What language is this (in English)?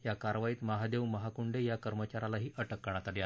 Marathi